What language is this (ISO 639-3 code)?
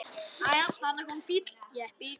isl